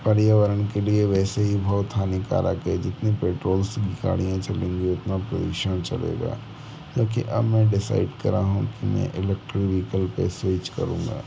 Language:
Hindi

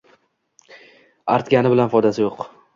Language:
Uzbek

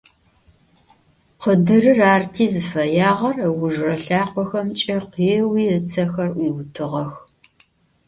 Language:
Adyghe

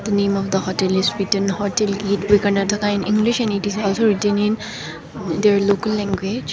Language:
English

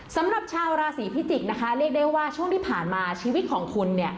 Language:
Thai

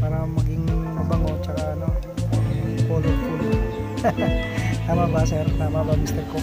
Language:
Filipino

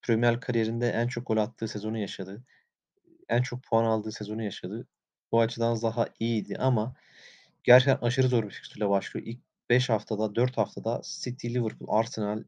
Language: Turkish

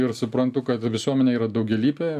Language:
Lithuanian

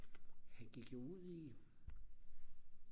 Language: Danish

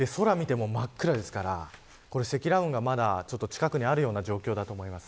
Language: Japanese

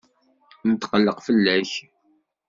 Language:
Kabyle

